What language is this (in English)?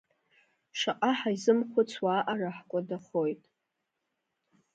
Abkhazian